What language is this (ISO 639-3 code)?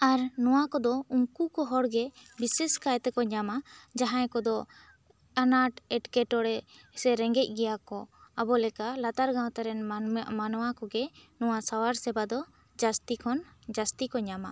sat